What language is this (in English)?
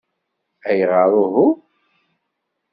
Kabyle